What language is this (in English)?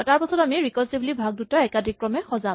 Assamese